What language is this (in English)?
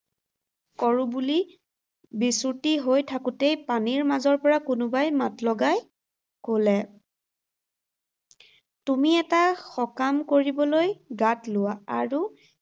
Assamese